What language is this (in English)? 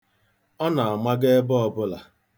Igbo